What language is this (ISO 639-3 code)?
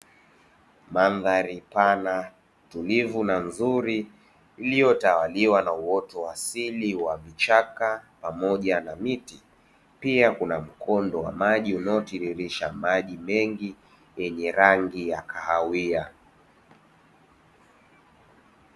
swa